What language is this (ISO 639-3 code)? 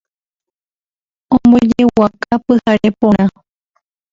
grn